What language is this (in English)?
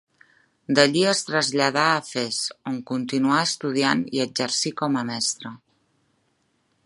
Catalan